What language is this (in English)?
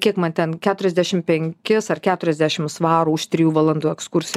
Lithuanian